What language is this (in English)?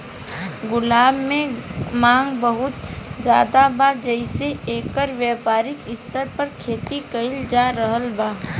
Bhojpuri